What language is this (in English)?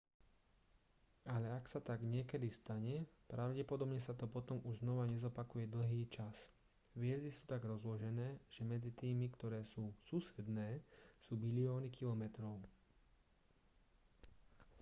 Slovak